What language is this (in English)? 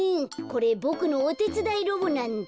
Japanese